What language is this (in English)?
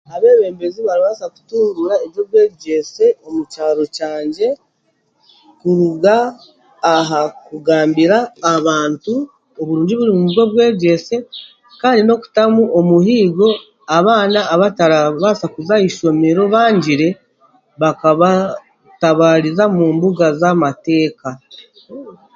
Chiga